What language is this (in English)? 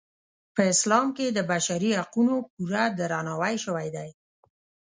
Pashto